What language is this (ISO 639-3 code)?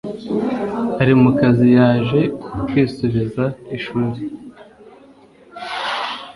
kin